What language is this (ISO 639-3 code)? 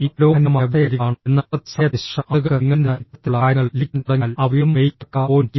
mal